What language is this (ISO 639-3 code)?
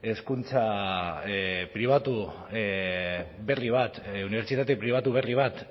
eus